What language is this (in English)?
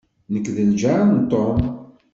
Kabyle